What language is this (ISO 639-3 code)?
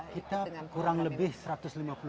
ind